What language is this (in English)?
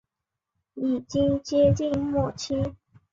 Chinese